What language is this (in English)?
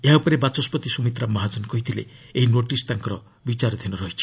Odia